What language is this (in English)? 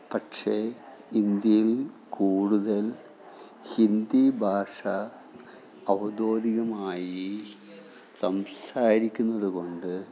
Malayalam